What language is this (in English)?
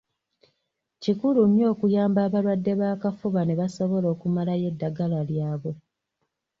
Ganda